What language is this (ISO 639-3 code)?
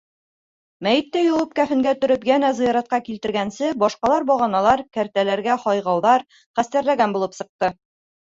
bak